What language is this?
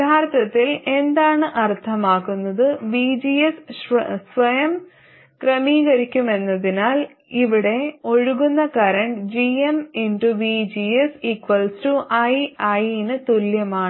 Malayalam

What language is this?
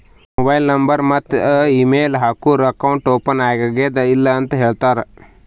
Kannada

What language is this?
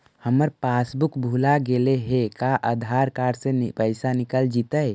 Magahi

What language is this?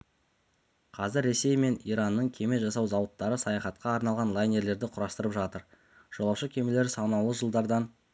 Kazakh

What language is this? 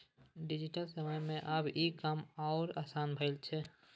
Maithili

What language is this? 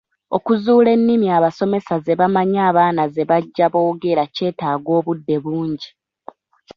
Ganda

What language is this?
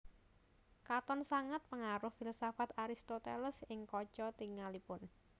Javanese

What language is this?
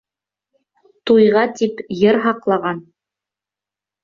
Bashkir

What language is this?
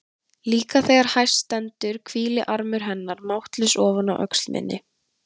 Icelandic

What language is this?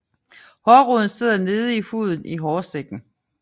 Danish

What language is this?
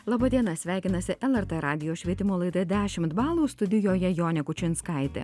Lithuanian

